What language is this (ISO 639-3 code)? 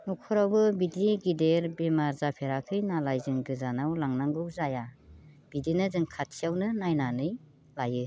brx